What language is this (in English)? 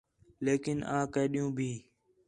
Khetrani